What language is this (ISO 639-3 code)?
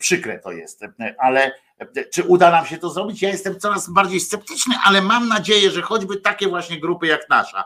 pol